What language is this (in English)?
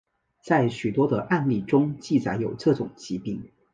Chinese